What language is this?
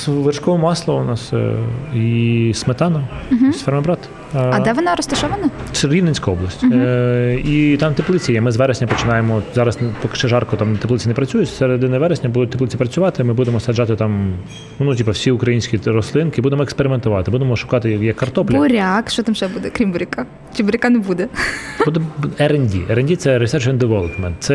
Ukrainian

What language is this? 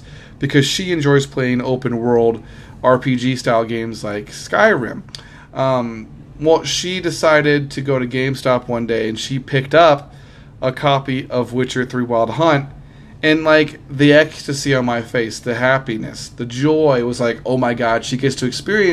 English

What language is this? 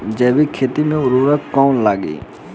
Bhojpuri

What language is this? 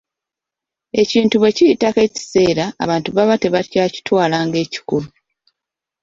Ganda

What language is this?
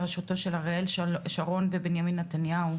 Hebrew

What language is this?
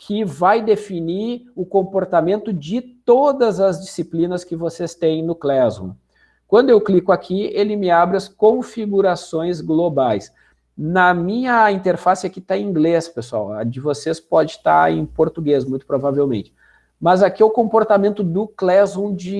Portuguese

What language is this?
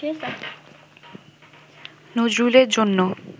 Bangla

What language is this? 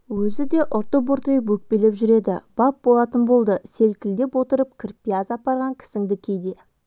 Kazakh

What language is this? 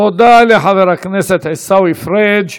Hebrew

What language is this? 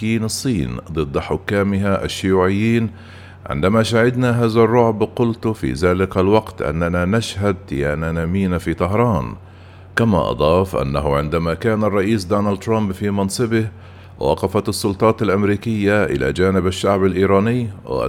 Arabic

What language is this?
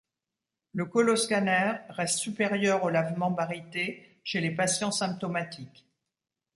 French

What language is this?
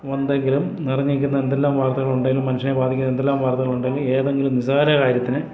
Malayalam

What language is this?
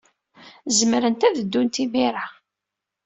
Kabyle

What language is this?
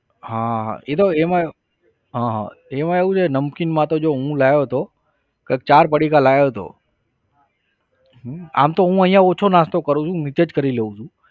Gujarati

